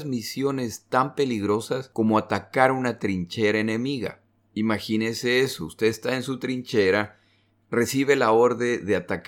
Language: Spanish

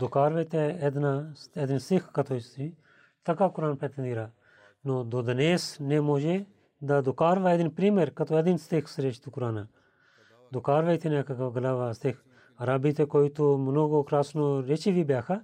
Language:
Bulgarian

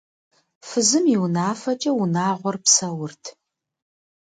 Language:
Kabardian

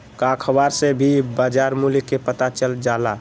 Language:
Magahi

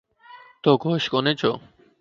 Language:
Lasi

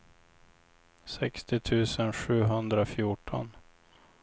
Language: Swedish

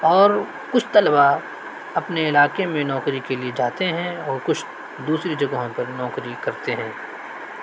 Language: Urdu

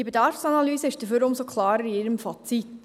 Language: Swiss German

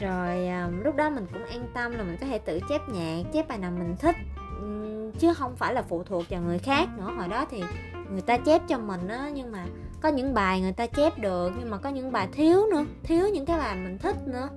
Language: Vietnamese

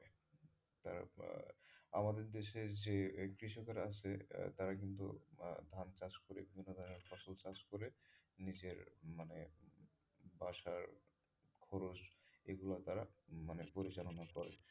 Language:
Bangla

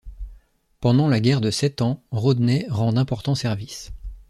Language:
French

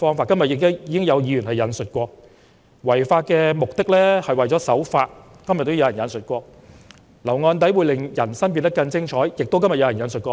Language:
Cantonese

